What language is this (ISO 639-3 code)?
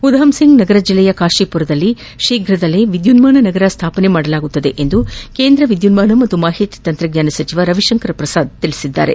kan